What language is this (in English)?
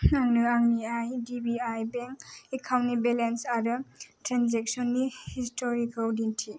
Bodo